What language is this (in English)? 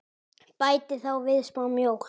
Icelandic